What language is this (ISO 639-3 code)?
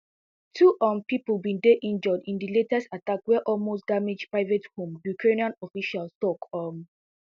pcm